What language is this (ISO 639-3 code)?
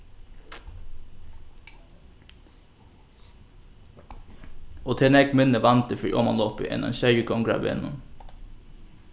fao